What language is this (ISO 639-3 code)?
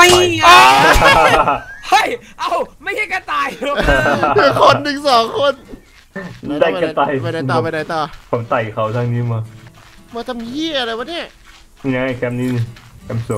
tha